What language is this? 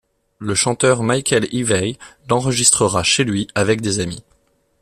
French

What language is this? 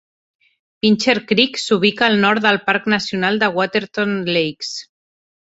Catalan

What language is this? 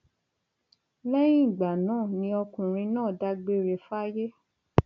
Yoruba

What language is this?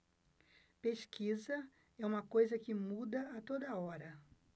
Portuguese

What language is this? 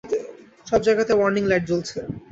Bangla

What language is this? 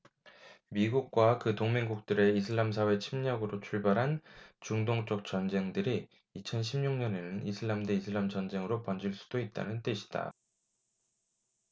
Korean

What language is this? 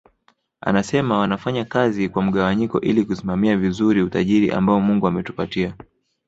Swahili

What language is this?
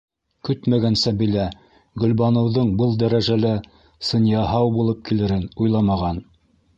Bashkir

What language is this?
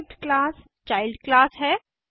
Hindi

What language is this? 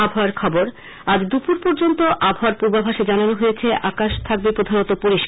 Bangla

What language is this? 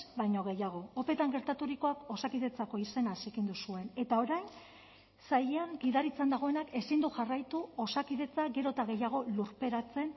Basque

